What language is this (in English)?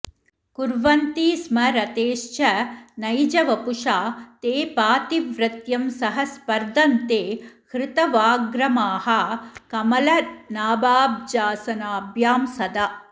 Sanskrit